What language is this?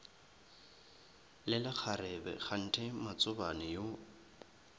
Northern Sotho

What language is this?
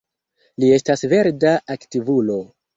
Esperanto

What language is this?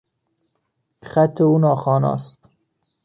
Persian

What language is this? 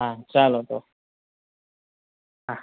Gujarati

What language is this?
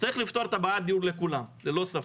Hebrew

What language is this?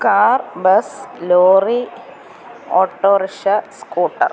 Malayalam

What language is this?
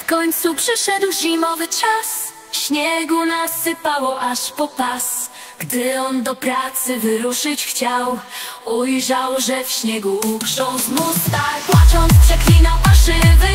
Polish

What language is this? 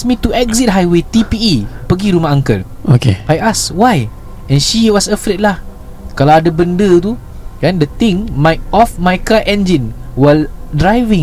Malay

